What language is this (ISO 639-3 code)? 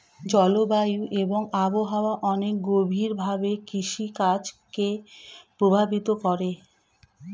ben